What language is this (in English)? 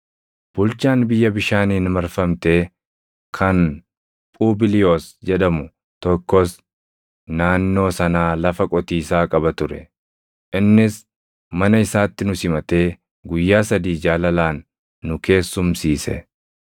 Oromo